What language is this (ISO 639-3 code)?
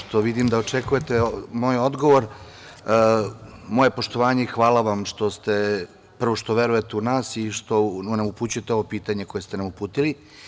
srp